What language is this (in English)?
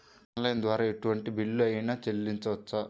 Telugu